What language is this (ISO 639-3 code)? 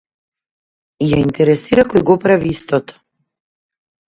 mkd